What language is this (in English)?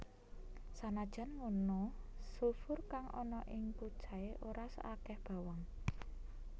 Javanese